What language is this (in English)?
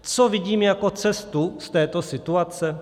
Czech